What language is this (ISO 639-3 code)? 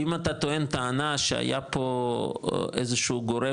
heb